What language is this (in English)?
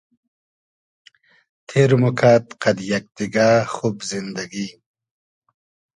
Hazaragi